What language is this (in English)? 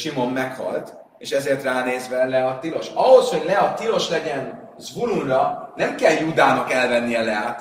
Hungarian